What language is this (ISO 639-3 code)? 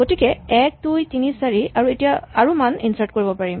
asm